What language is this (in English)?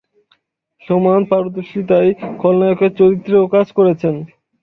Bangla